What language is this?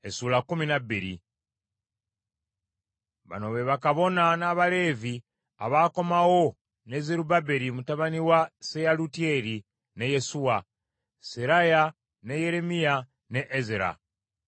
Ganda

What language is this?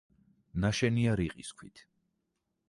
Georgian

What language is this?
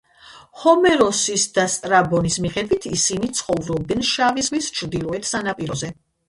Georgian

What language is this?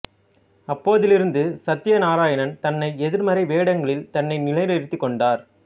Tamil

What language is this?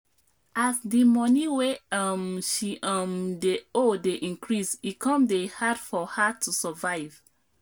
Nigerian Pidgin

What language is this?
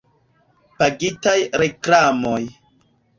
Esperanto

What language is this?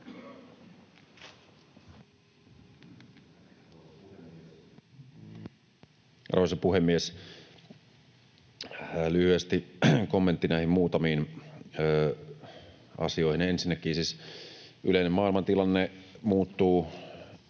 Finnish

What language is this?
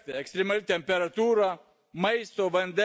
Lithuanian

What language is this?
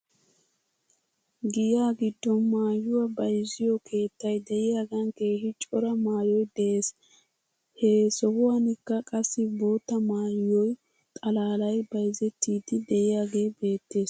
Wolaytta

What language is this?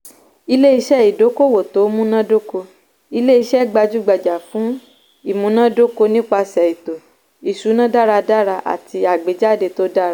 Yoruba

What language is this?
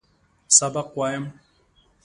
Pashto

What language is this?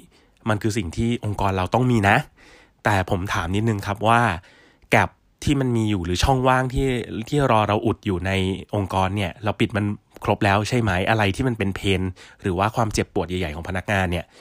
Thai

